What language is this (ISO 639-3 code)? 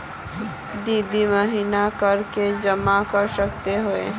mag